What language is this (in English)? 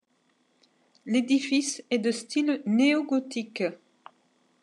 French